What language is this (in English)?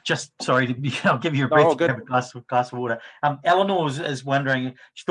English